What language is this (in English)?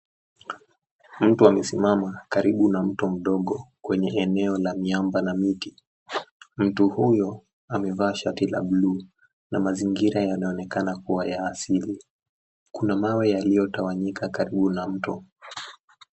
Swahili